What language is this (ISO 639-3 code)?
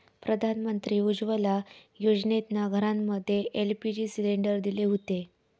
mar